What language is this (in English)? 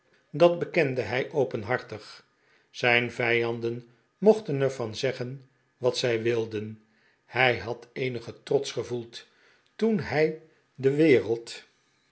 Dutch